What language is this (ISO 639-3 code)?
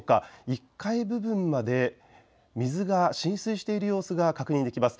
jpn